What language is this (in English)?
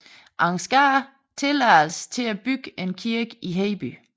Danish